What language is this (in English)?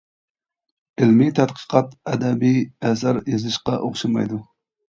Uyghur